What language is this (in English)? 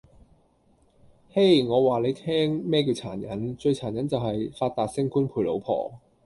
Cantonese